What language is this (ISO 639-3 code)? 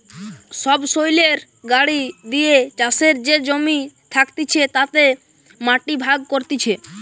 ben